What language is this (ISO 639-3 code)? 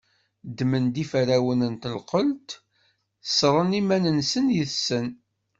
kab